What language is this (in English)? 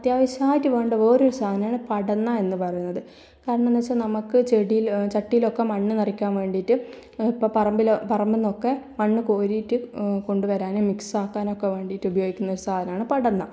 Malayalam